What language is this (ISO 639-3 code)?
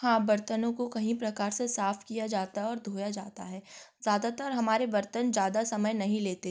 hin